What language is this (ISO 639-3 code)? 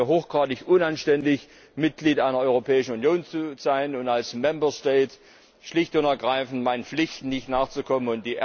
deu